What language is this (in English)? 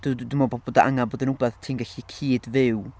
Welsh